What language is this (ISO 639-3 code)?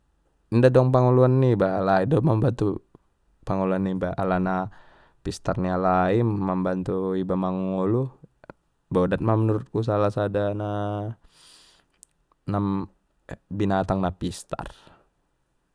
btm